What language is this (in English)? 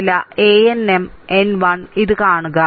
Malayalam